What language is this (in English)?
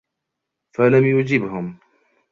Arabic